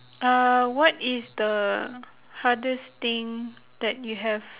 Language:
English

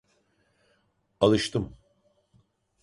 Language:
Turkish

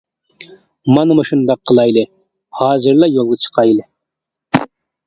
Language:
Uyghur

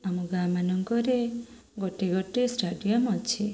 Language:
Odia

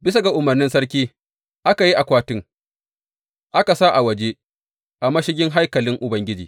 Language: Hausa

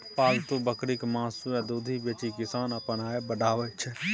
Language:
Maithili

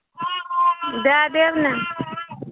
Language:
Maithili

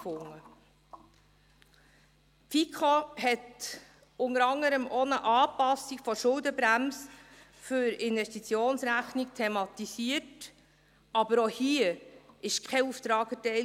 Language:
Swiss German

